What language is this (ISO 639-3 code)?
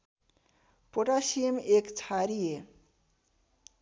nep